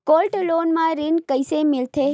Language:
Chhattisgarhi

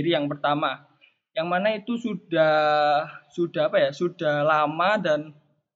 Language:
Indonesian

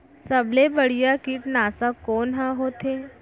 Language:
Chhattisgarhi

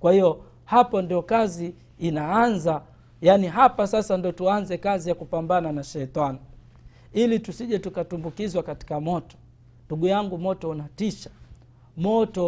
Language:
Swahili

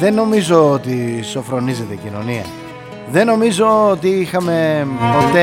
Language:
Greek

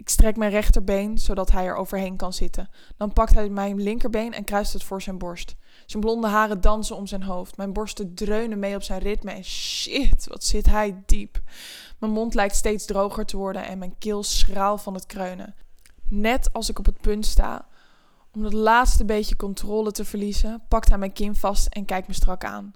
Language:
Dutch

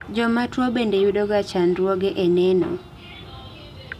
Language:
Luo (Kenya and Tanzania)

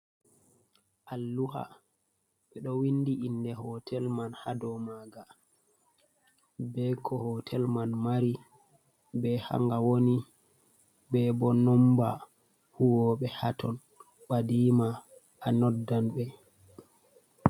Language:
Fula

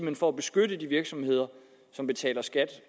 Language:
Danish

